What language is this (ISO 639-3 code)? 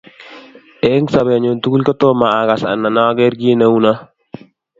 kln